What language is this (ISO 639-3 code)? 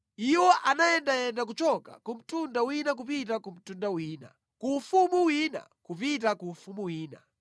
nya